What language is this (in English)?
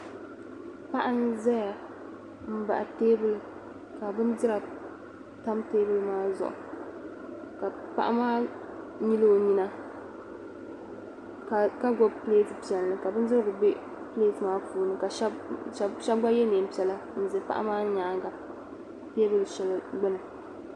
Dagbani